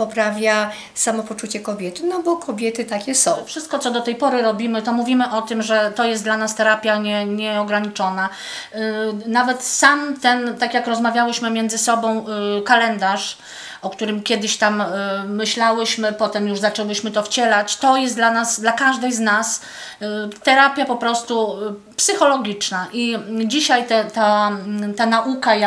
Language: Polish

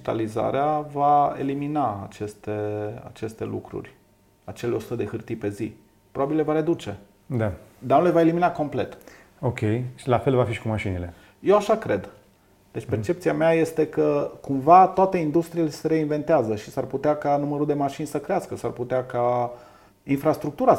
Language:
Romanian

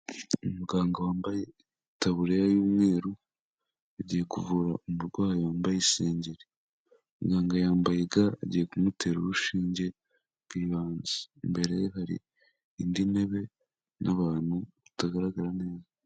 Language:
Kinyarwanda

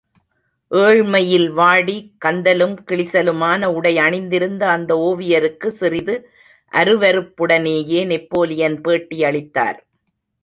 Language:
Tamil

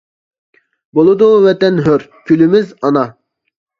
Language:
Uyghur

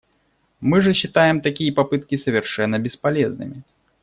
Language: Russian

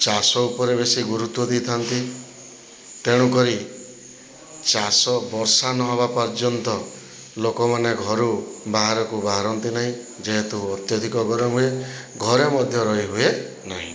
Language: Odia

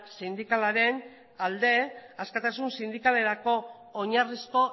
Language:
Basque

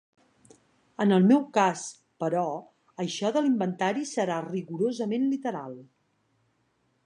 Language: Catalan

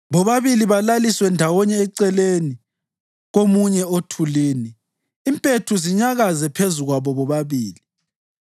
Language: North Ndebele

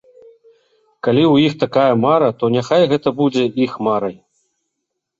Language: Belarusian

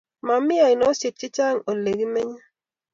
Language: Kalenjin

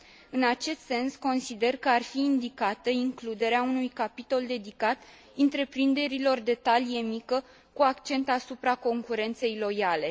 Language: Romanian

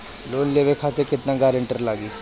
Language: Bhojpuri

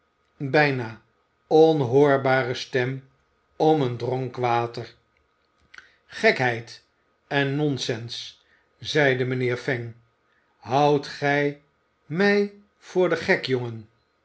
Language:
Dutch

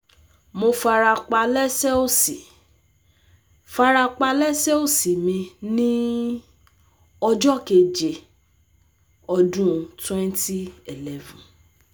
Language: Yoruba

